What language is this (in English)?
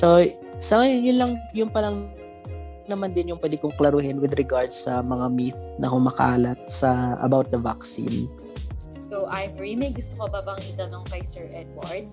Filipino